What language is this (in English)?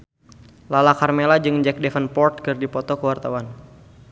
Sundanese